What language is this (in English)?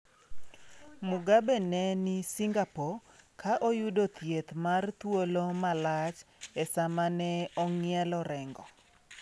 Luo (Kenya and Tanzania)